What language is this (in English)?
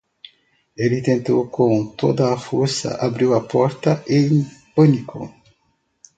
Portuguese